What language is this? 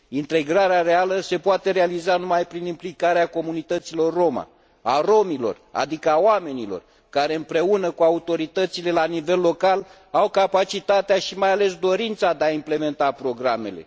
Romanian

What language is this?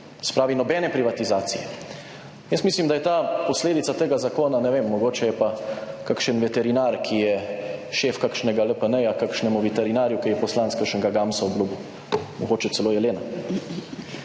Slovenian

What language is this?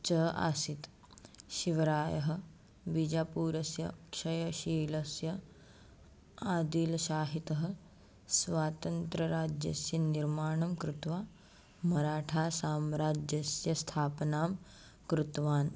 Sanskrit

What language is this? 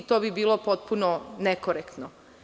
Serbian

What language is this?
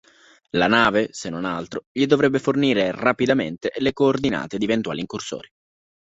Italian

